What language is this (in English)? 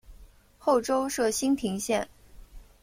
Chinese